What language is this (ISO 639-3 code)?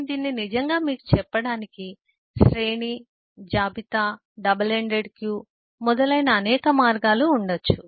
tel